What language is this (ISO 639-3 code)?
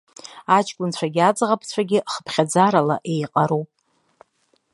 abk